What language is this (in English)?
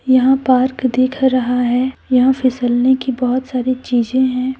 Hindi